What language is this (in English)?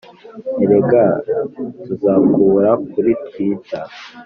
Kinyarwanda